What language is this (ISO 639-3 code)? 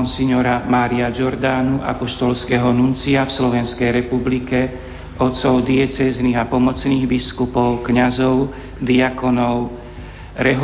slk